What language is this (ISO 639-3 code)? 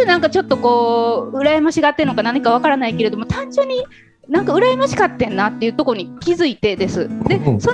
jpn